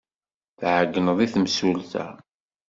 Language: Kabyle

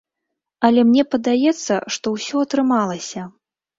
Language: Belarusian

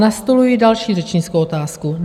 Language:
Czech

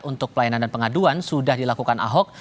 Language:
Indonesian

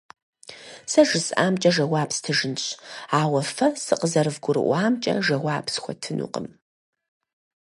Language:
Kabardian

